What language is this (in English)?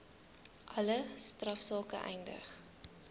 Afrikaans